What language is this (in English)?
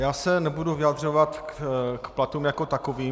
Czech